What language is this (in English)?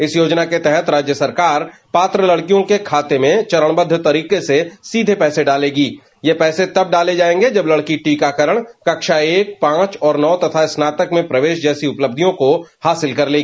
Hindi